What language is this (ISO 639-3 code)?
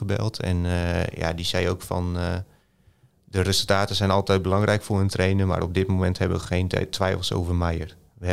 nld